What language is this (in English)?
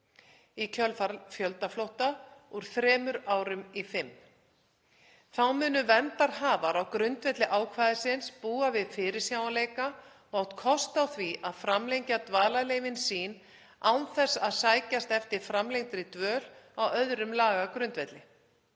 Icelandic